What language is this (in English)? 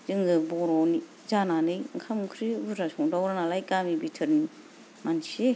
Bodo